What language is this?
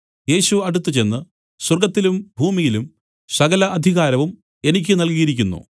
Malayalam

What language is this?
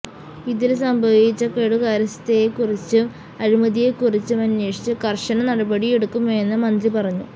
Malayalam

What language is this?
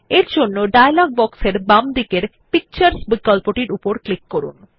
Bangla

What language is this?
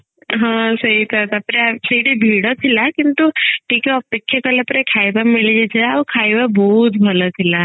Odia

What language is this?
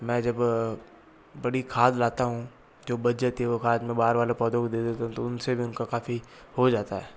Hindi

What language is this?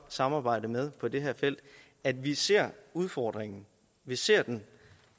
Danish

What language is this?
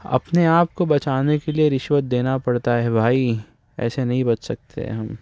Urdu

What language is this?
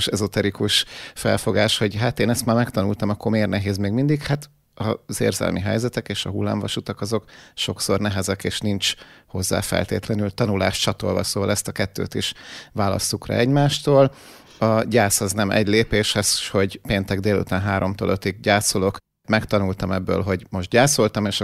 Hungarian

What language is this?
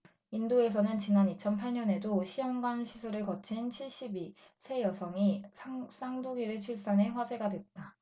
Korean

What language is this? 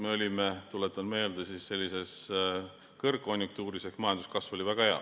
Estonian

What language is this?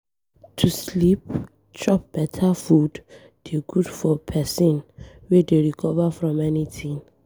Nigerian Pidgin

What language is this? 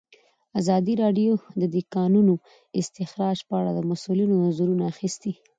Pashto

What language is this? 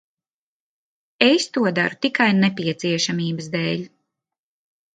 Latvian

